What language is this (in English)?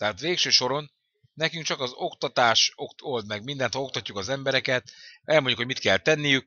Hungarian